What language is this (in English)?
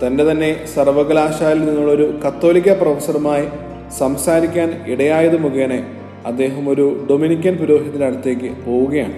Malayalam